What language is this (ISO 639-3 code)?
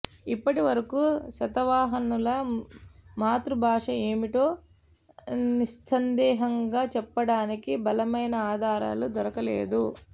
tel